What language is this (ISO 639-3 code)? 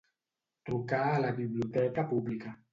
cat